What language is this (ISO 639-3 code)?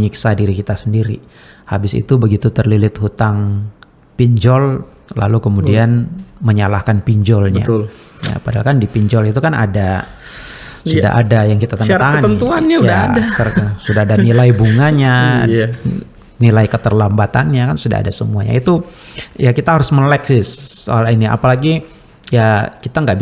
ind